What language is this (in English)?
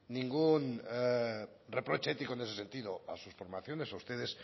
Spanish